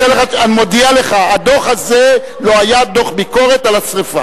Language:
Hebrew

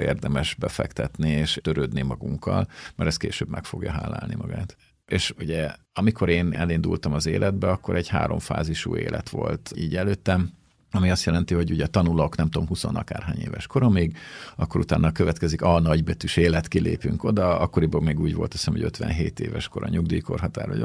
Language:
Hungarian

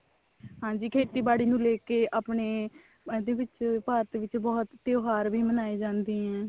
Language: Punjabi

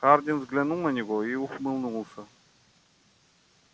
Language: Russian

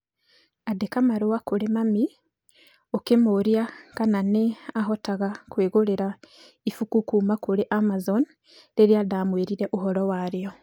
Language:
Kikuyu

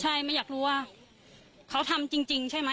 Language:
Thai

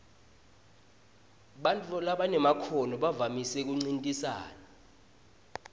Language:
Swati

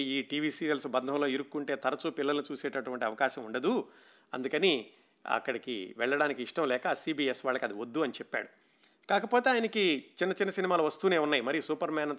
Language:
Telugu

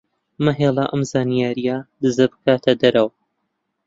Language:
Central Kurdish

